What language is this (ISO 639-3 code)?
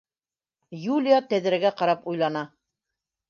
bak